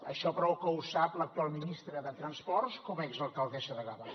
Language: Catalan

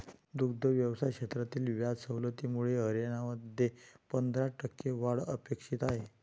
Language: Marathi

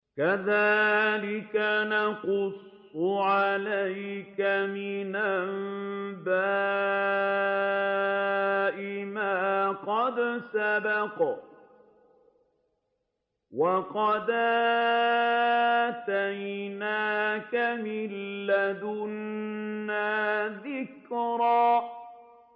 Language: Arabic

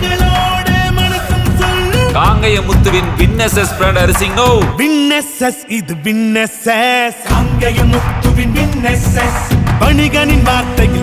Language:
Tamil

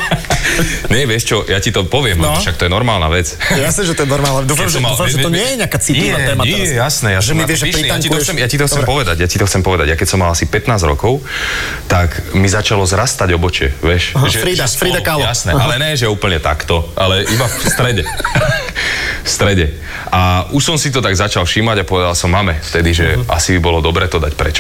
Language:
Slovak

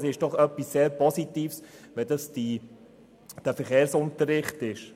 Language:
Swiss German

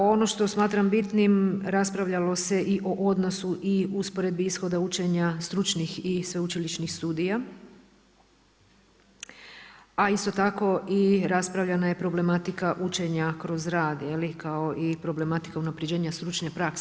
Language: Croatian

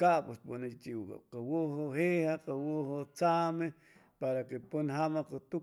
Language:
Chimalapa Zoque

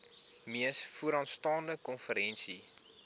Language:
Afrikaans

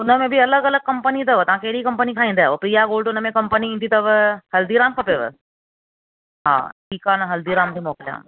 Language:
Sindhi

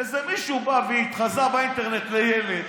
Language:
Hebrew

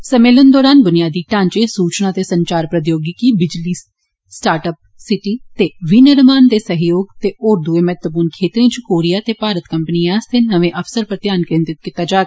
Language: Dogri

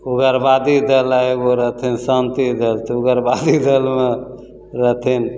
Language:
Maithili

